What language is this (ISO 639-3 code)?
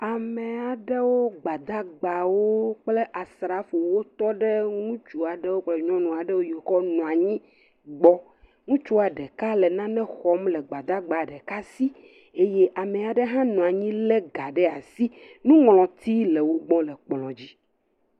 ewe